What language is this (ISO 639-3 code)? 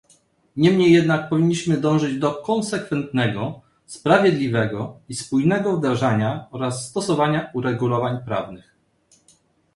pol